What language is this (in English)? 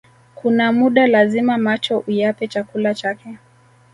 Swahili